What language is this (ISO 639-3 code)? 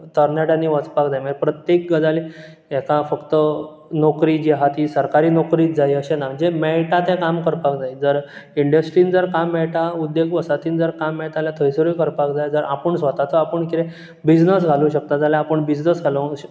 kok